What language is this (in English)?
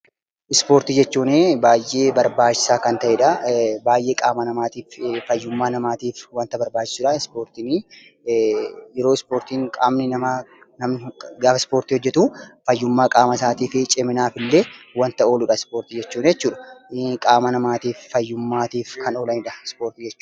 Oromo